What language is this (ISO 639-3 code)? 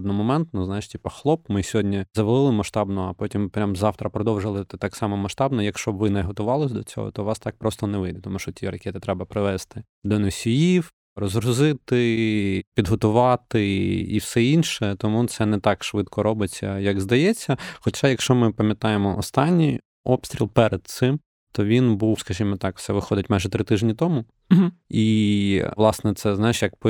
ukr